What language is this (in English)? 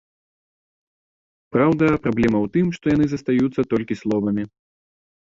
Belarusian